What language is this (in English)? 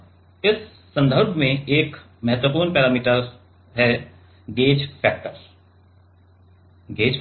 Hindi